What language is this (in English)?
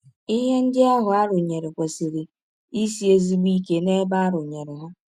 Igbo